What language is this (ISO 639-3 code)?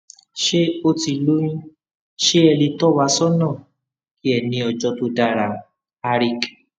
yor